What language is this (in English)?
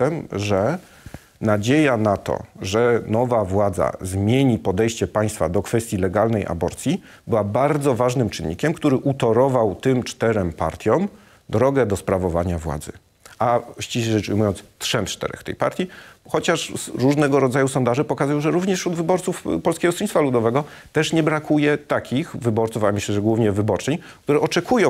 Polish